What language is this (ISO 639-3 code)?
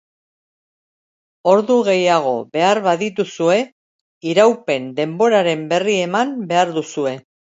eus